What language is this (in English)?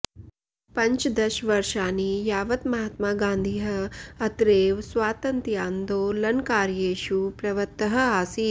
Sanskrit